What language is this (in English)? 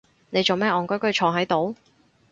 Cantonese